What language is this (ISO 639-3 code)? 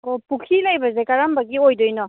mni